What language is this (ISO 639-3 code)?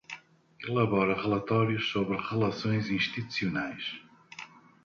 por